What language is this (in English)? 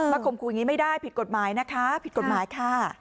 Thai